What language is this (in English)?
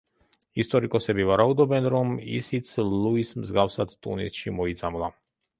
Georgian